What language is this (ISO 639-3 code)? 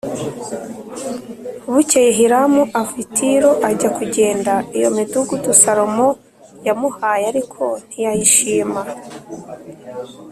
kin